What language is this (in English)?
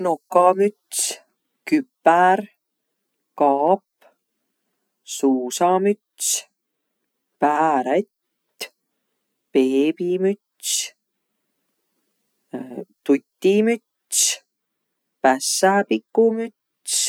Võro